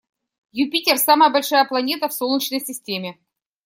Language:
Russian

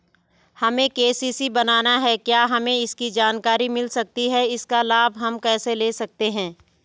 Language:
Hindi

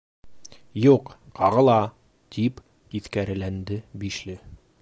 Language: Bashkir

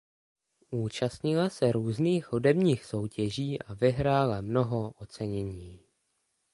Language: Czech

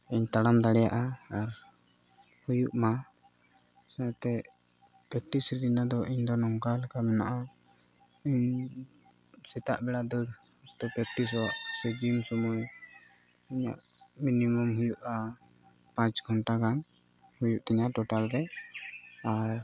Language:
Santali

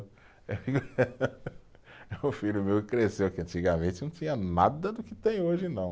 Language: Portuguese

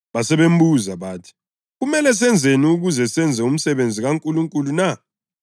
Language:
North Ndebele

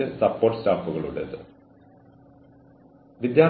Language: Malayalam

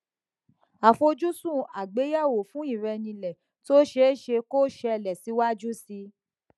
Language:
Yoruba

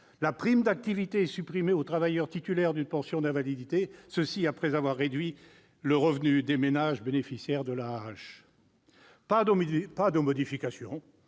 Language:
French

